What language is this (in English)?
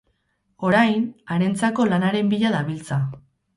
Basque